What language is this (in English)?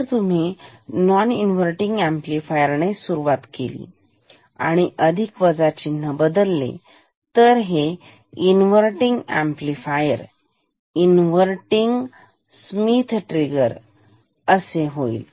Marathi